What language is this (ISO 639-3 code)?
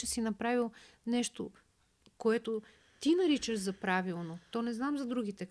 bul